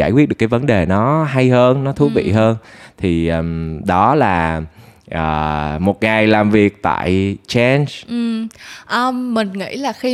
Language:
Vietnamese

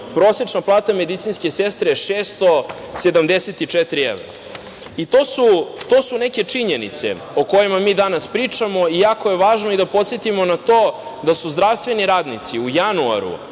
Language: Serbian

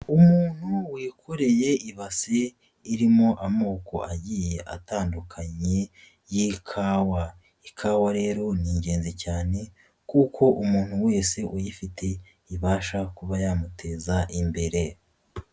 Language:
Kinyarwanda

